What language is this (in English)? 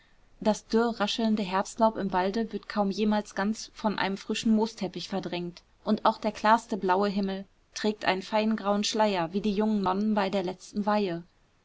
German